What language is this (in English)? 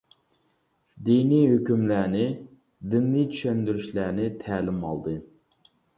Uyghur